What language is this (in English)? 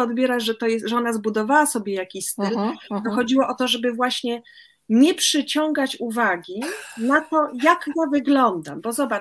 Polish